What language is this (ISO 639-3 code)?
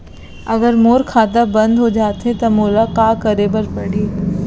hne